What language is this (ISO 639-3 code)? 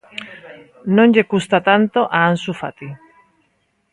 glg